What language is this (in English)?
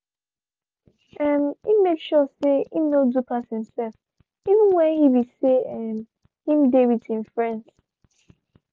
Nigerian Pidgin